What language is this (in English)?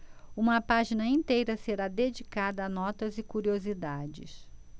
Portuguese